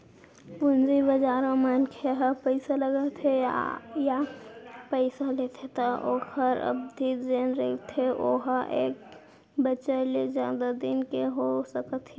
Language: Chhattisgarhi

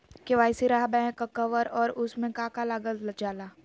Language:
Magahi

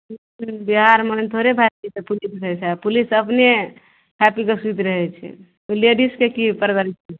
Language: Maithili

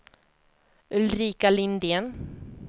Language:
Swedish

